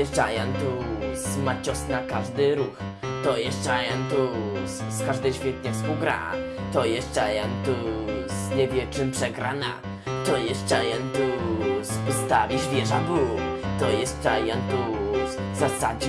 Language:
Polish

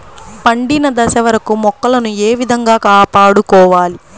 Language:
Telugu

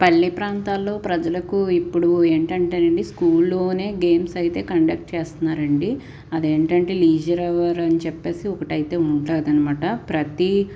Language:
Telugu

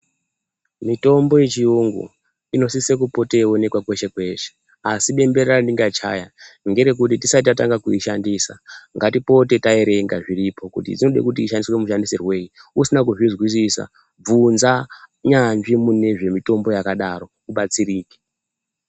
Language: Ndau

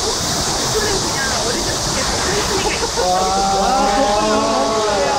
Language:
Korean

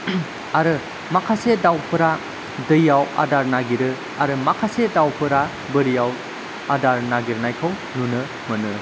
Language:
Bodo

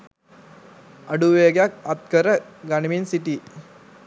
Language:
Sinhala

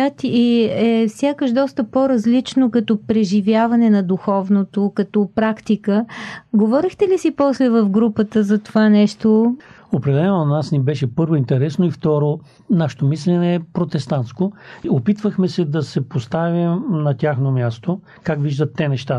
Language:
Bulgarian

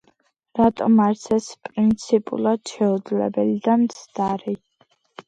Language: Georgian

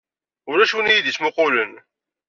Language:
Kabyle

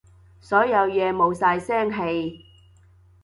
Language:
Cantonese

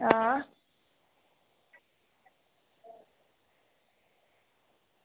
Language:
Dogri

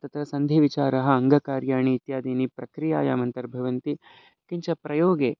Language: Sanskrit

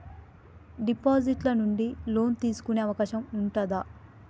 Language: Telugu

